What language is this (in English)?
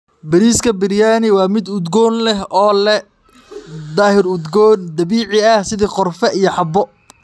Somali